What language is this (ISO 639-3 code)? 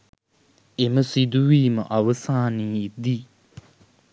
sin